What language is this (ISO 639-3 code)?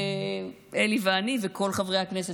heb